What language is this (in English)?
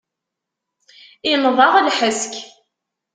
Kabyle